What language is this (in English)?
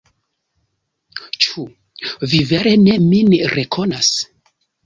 Esperanto